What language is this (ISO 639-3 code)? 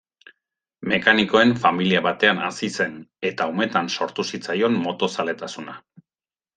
eus